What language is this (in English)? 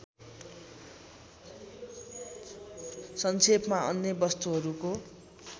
Nepali